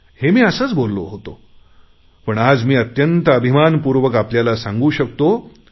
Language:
Marathi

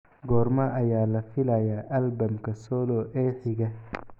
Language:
Somali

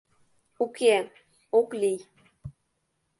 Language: Mari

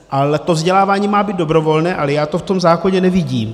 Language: Czech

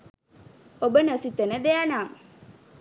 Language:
Sinhala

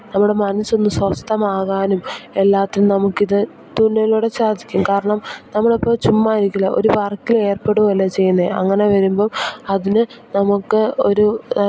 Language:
Malayalam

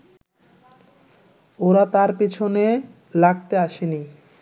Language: Bangla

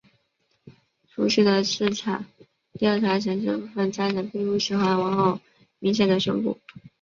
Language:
Chinese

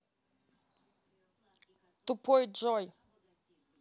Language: Russian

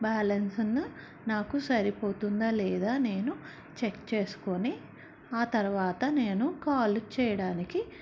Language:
Telugu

